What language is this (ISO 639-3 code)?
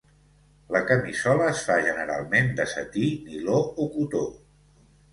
cat